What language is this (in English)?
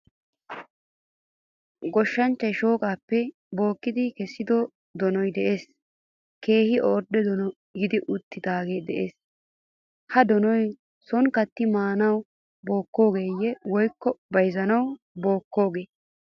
Wolaytta